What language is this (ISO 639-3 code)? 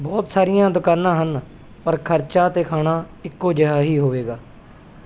pan